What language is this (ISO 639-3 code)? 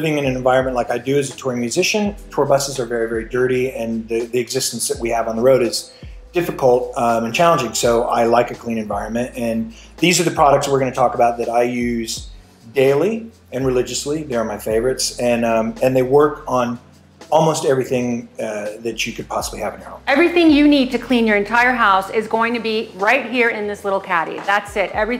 eng